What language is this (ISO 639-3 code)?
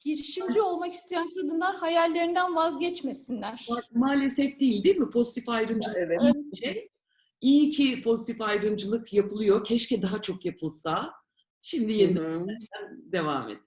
tur